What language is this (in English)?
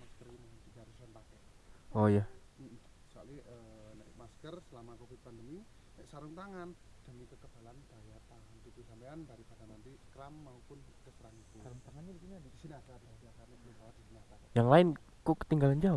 Indonesian